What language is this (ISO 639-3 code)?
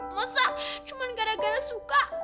ind